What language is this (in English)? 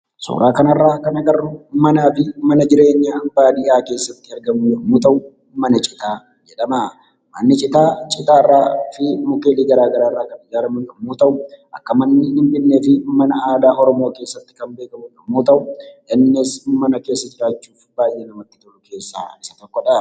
Oromo